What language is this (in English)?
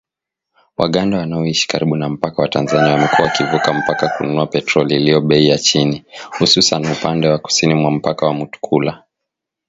Swahili